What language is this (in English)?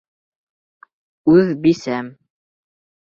Bashkir